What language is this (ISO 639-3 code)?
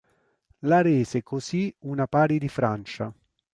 ita